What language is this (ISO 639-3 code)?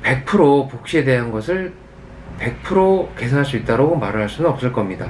kor